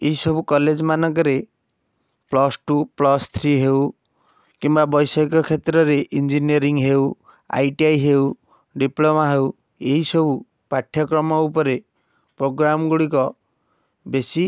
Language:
Odia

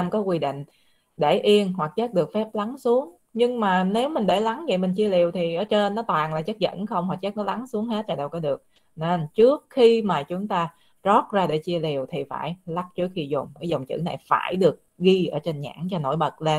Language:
Vietnamese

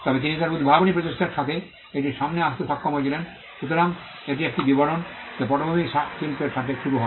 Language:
Bangla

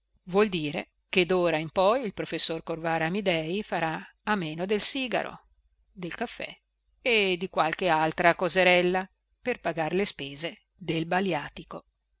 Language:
Italian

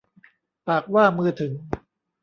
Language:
Thai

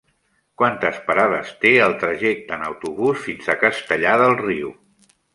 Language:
Catalan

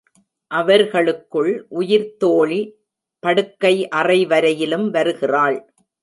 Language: Tamil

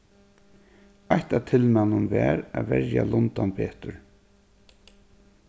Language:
Faroese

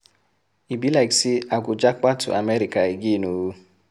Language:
Nigerian Pidgin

